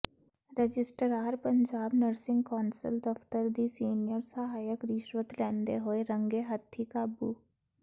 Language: Punjabi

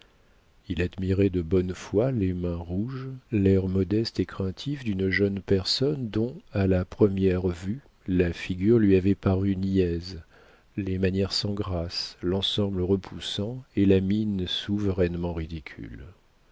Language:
French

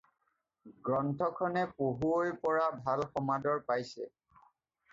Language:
Assamese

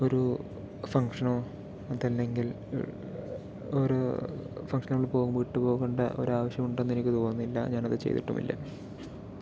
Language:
Malayalam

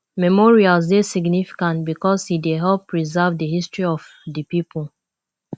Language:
Nigerian Pidgin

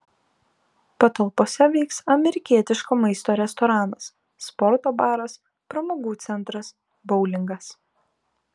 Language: Lithuanian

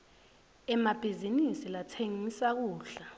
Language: Swati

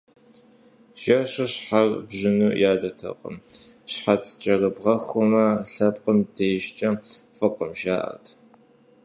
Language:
Kabardian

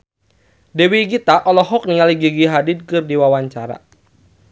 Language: Sundanese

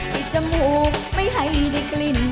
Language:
Thai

